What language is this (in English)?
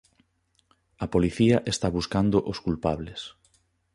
Galician